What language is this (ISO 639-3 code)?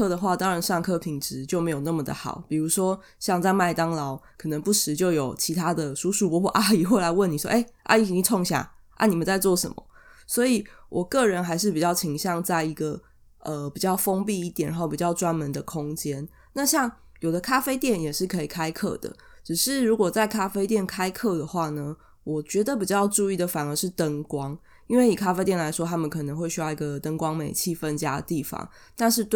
zho